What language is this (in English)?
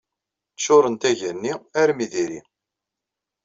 Kabyle